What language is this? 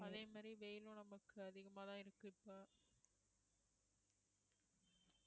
Tamil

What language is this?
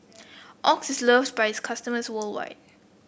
English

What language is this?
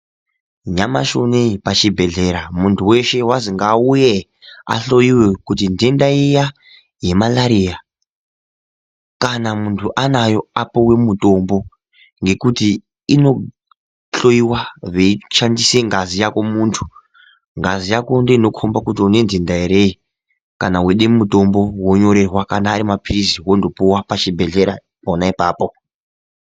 Ndau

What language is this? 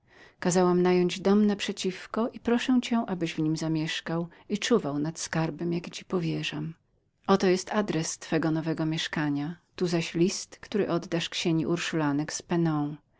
Polish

